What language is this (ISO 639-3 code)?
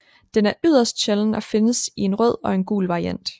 dan